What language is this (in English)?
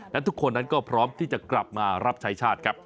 Thai